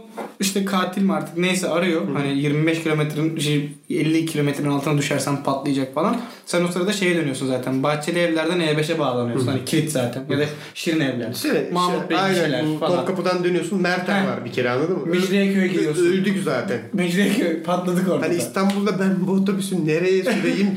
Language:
Turkish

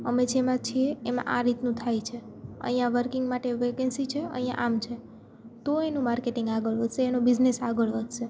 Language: Gujarati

